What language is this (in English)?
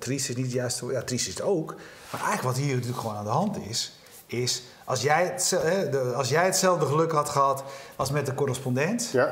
Dutch